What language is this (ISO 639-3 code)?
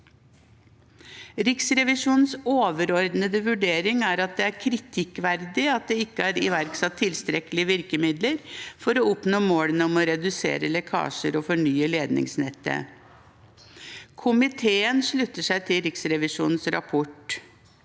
nor